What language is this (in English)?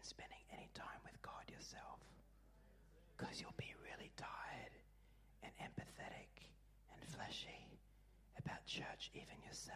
English